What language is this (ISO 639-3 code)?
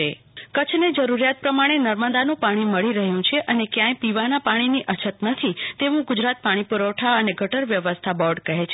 guj